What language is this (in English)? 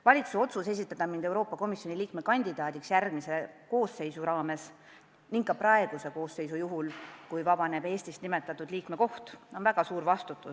Estonian